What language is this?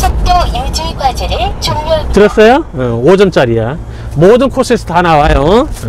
Korean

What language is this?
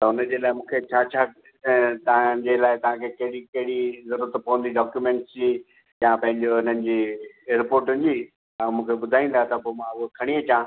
Sindhi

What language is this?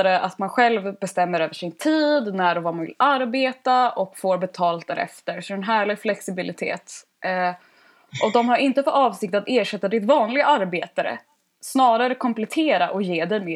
Swedish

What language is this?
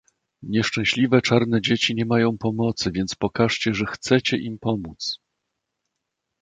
Polish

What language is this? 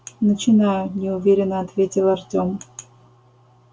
Russian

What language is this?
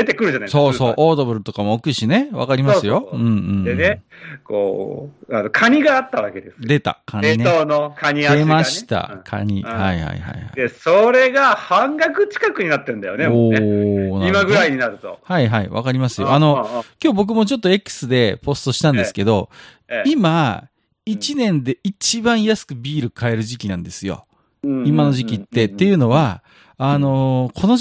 Japanese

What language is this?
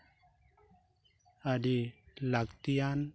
Santali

